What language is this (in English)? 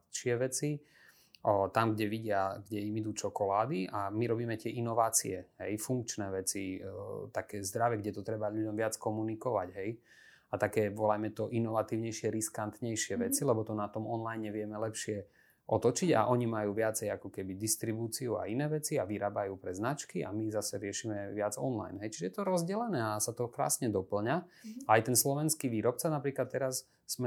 Slovak